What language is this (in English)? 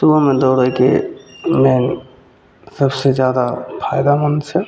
Maithili